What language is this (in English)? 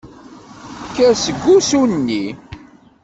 Kabyle